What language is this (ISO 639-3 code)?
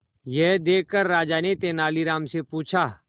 hin